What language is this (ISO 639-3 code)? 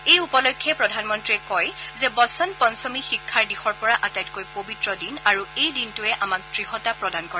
asm